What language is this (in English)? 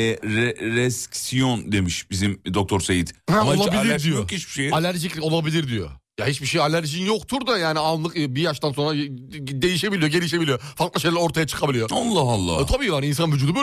Turkish